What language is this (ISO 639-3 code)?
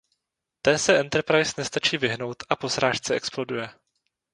ces